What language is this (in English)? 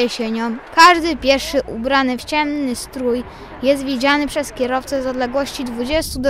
Polish